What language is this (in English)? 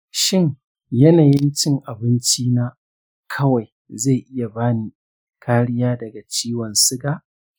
Hausa